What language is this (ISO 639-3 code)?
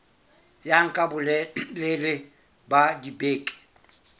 sot